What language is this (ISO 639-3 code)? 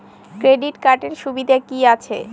ben